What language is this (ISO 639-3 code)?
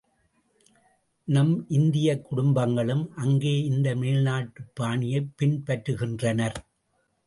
tam